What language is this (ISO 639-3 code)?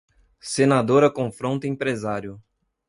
por